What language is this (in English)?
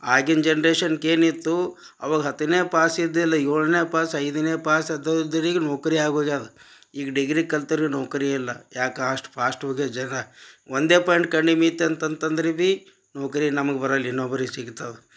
Kannada